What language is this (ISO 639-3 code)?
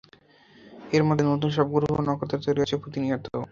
ben